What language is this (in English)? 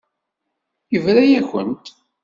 Kabyle